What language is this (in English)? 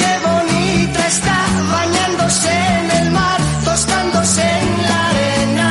Spanish